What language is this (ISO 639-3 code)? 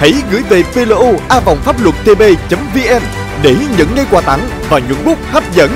vie